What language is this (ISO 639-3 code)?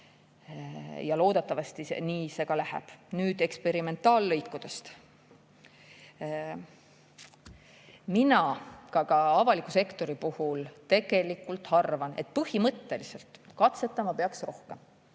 est